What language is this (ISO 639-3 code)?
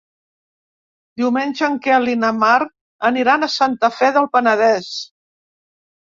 cat